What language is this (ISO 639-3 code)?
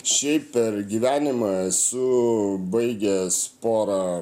lit